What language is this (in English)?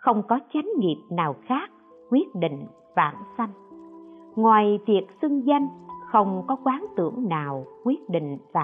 Vietnamese